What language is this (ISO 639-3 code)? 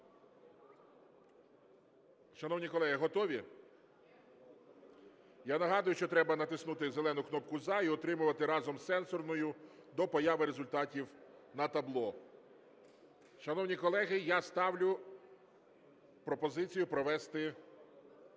ukr